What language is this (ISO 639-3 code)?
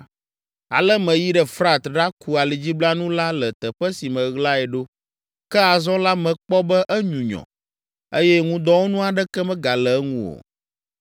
ewe